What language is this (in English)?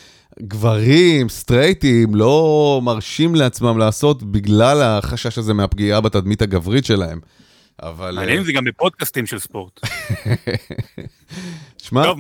Hebrew